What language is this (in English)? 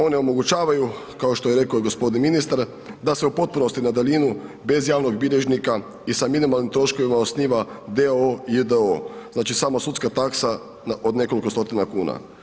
Croatian